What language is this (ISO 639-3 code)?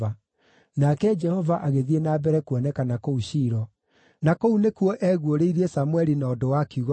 kik